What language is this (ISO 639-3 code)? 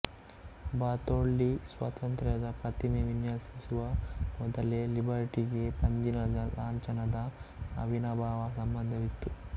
kan